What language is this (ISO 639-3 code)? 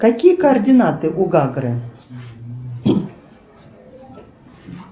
rus